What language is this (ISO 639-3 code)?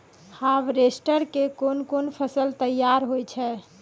mai